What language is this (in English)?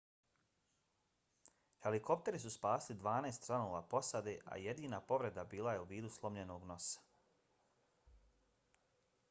Bosnian